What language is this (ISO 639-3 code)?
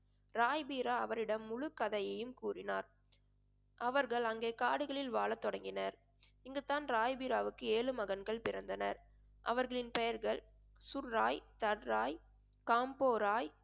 tam